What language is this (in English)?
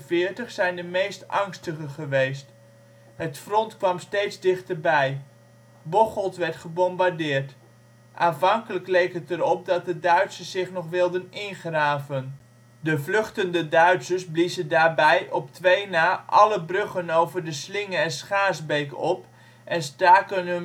Dutch